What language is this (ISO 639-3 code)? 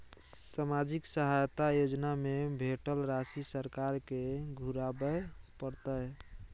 mai